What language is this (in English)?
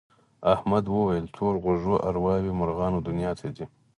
Pashto